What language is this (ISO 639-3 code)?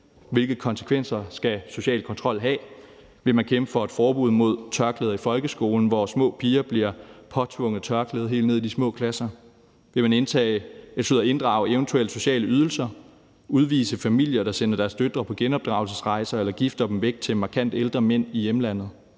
dan